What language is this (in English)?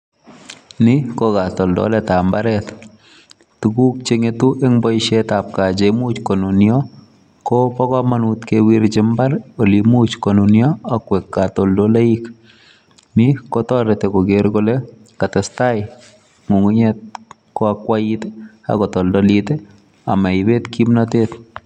Kalenjin